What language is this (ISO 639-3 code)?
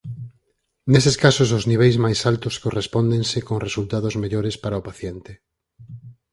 glg